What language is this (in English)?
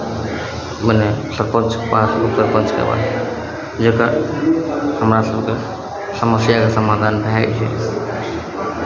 Maithili